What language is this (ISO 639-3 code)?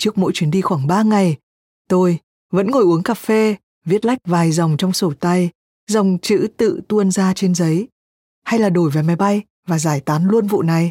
vie